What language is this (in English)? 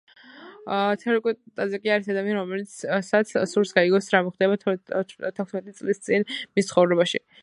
Georgian